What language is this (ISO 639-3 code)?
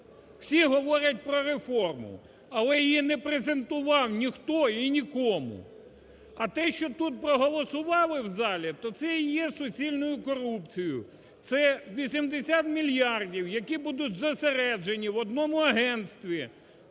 ukr